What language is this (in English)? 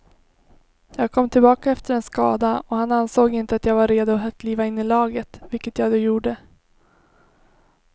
Swedish